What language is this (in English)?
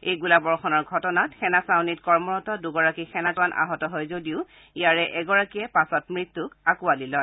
Assamese